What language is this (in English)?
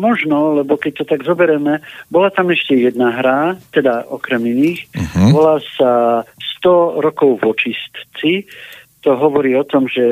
Slovak